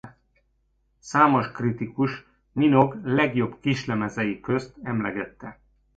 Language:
Hungarian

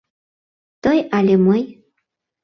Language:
Mari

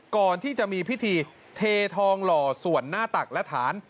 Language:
Thai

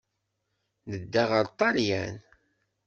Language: Kabyle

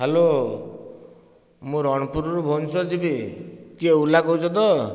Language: Odia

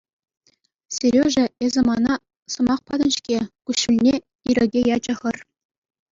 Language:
Chuvash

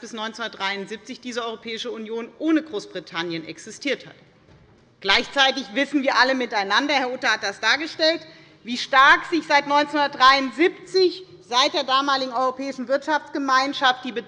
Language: German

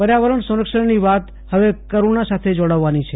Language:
Gujarati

